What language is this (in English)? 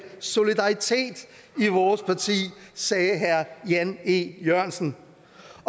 Danish